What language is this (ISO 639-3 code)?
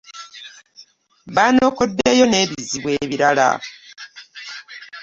lug